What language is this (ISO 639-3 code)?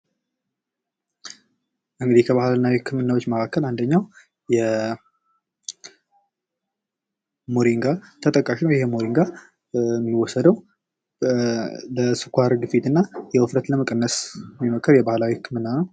amh